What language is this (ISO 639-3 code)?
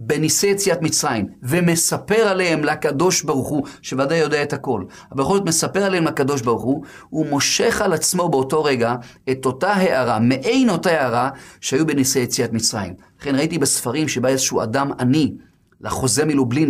heb